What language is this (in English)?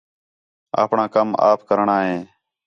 Khetrani